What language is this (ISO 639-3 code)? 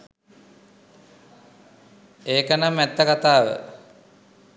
sin